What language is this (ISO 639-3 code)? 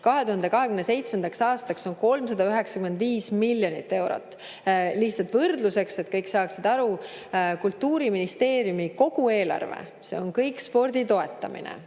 est